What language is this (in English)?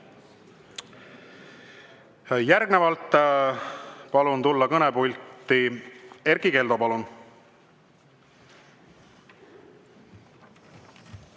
Estonian